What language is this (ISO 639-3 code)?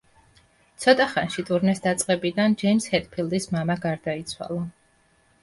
kat